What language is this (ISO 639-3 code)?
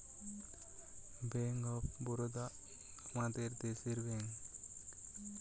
ben